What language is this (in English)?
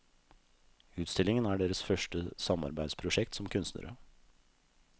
Norwegian